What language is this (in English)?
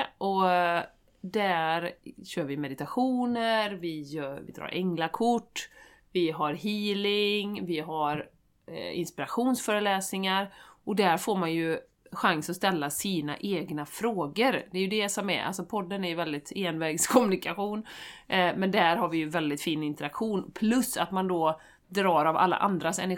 Swedish